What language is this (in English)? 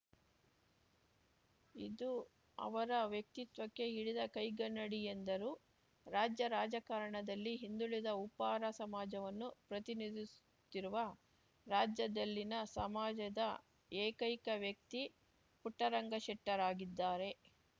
Kannada